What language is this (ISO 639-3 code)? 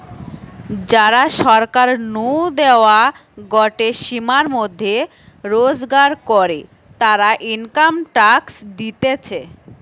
ben